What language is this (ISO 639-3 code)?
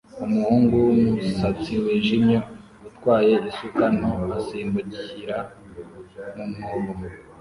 kin